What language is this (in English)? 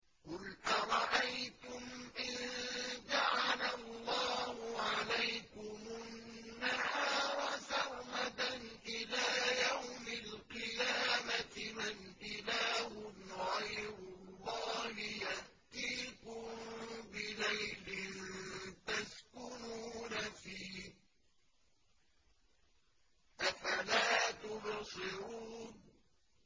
Arabic